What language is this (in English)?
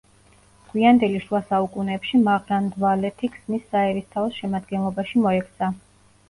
Georgian